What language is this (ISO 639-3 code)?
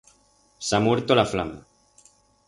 arg